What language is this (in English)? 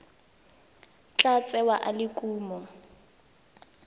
Tswana